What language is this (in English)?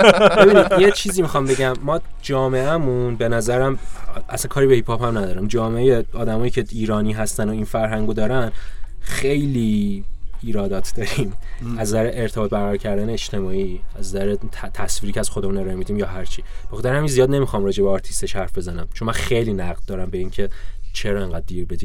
Persian